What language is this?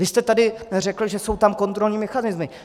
Czech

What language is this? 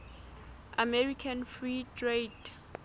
Southern Sotho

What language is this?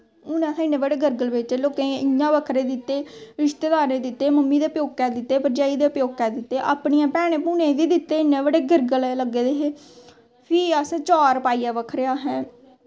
Dogri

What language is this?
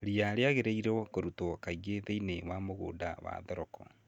Kikuyu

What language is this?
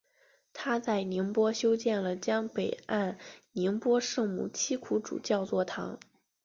Chinese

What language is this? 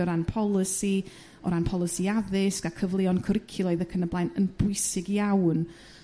Welsh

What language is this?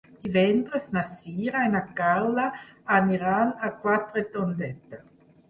Catalan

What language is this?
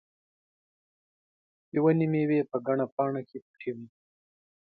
Pashto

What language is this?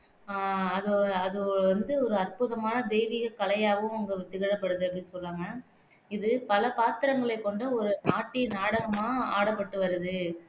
Tamil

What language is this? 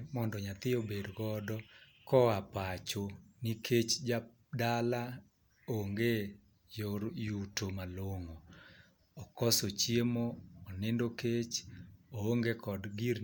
Luo (Kenya and Tanzania)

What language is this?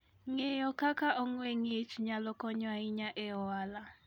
Luo (Kenya and Tanzania)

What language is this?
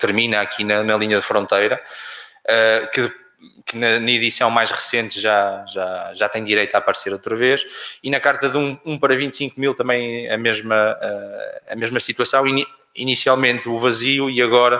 Portuguese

